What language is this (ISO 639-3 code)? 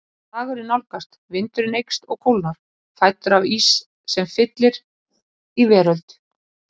isl